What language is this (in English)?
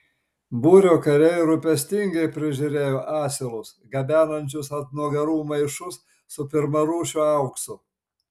Lithuanian